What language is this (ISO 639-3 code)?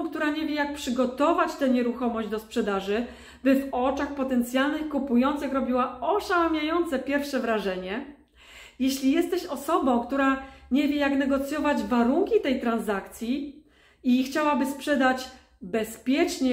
pol